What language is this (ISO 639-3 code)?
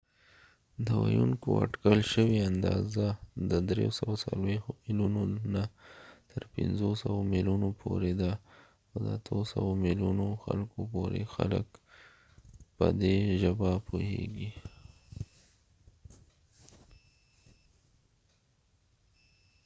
pus